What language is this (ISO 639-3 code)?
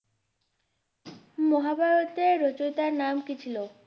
ben